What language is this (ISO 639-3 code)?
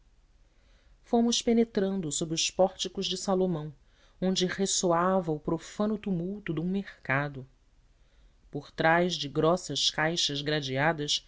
por